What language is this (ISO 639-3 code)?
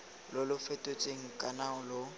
tsn